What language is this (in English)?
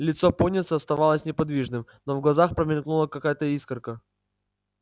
Russian